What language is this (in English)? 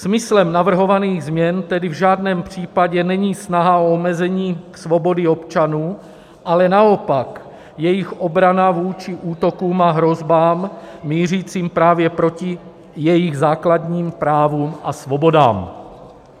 Czech